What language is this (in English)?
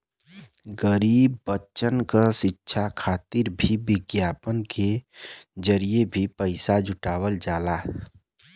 Bhojpuri